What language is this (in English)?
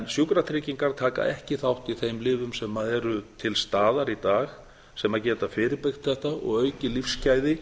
Icelandic